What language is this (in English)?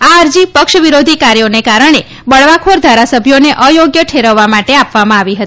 Gujarati